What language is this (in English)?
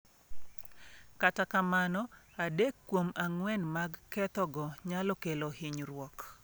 Luo (Kenya and Tanzania)